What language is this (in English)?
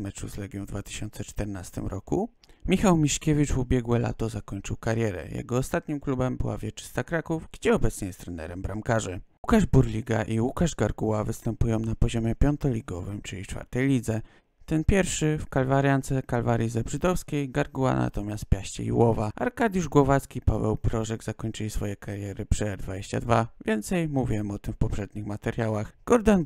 Polish